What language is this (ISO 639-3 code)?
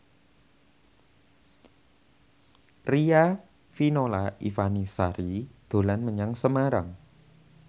jav